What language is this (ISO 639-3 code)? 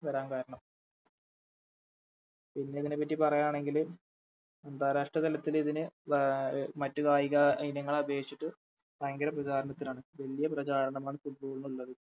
mal